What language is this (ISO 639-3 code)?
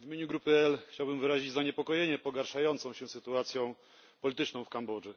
pol